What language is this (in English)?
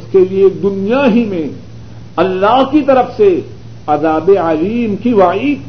Urdu